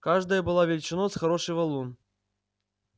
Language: Russian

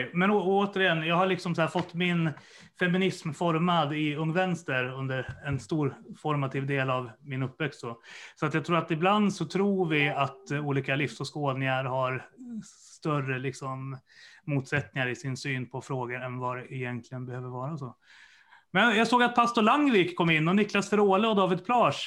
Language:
Swedish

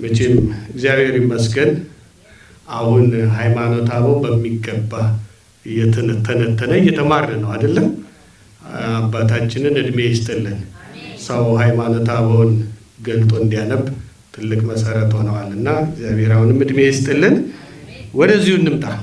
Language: Amharic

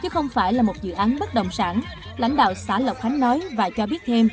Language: Vietnamese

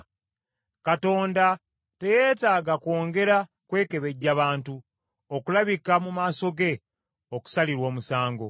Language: Ganda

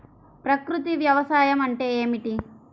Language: Telugu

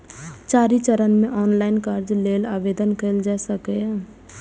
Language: Maithili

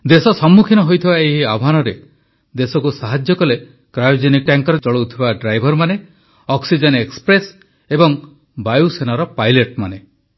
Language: Odia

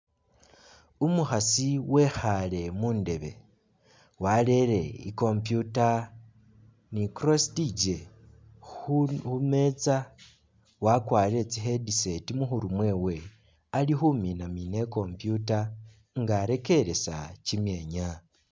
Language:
Masaaba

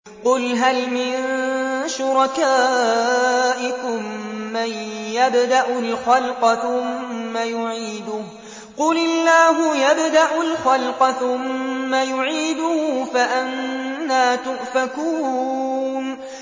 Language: Arabic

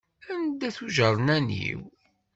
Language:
Kabyle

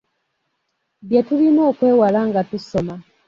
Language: Ganda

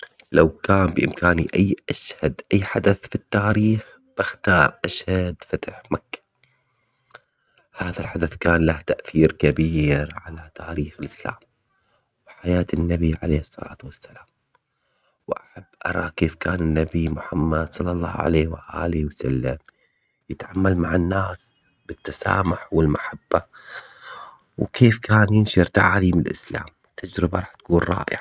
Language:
Omani Arabic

